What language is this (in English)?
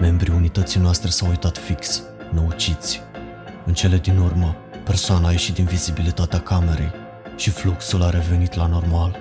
Romanian